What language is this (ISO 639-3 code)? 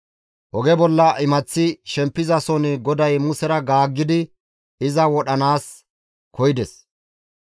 gmv